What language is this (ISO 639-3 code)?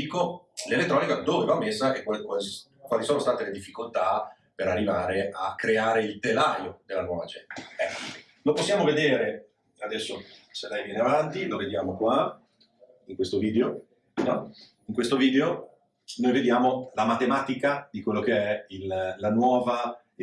ita